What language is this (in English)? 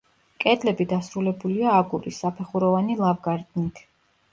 Georgian